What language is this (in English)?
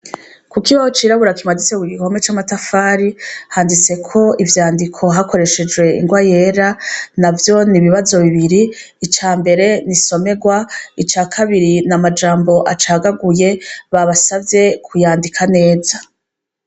Rundi